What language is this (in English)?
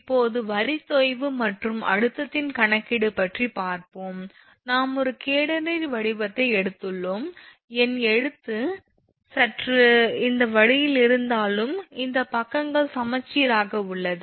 Tamil